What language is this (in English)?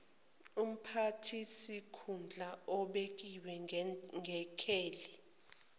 Zulu